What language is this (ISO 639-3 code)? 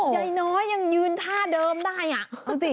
tha